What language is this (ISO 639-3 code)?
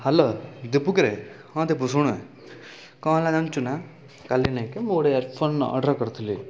ori